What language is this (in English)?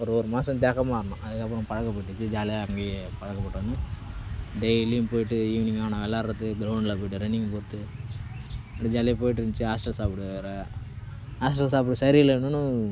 Tamil